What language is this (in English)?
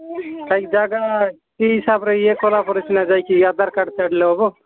Odia